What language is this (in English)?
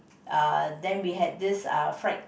English